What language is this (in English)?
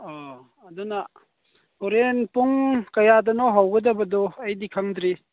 Manipuri